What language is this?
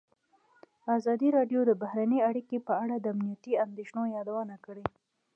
Pashto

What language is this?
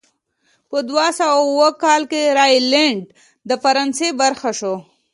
Pashto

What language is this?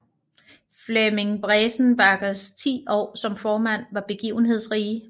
Danish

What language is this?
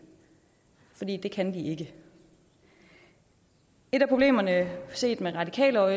Danish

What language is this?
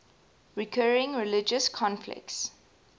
English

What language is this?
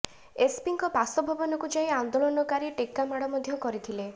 Odia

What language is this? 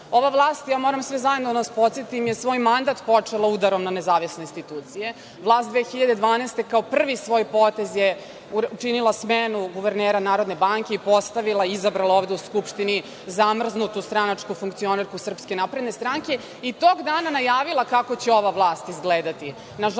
Serbian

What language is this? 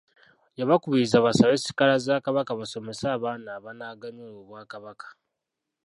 Ganda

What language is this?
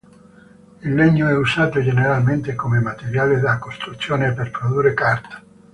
Italian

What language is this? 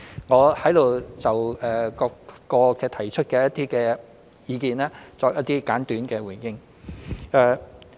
Cantonese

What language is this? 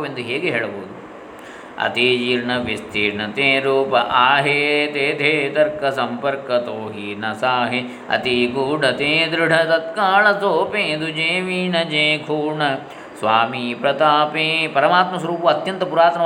Kannada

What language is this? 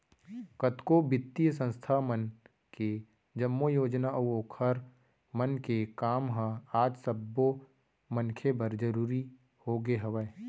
Chhattisgarhi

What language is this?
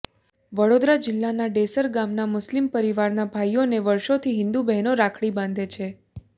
Gujarati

